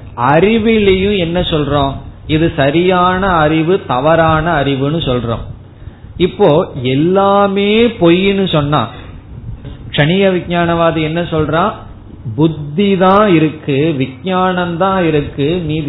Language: Tamil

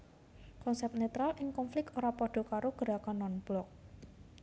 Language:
Javanese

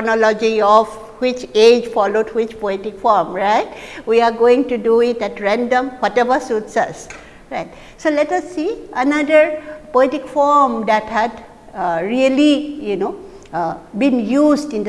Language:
English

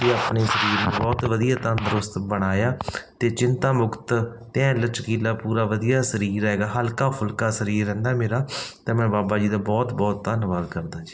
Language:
Punjabi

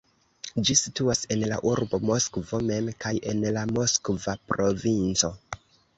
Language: Esperanto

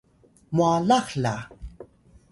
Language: Atayal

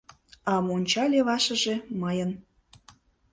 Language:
Mari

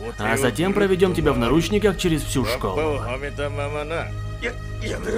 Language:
Russian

